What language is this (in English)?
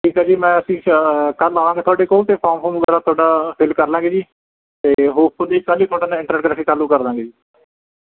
Punjabi